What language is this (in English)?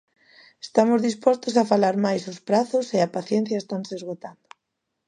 Galician